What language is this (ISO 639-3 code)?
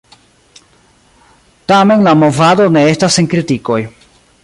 epo